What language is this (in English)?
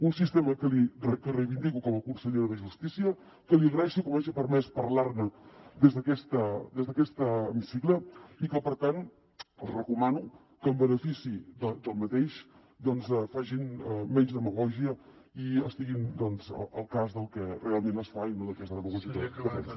Catalan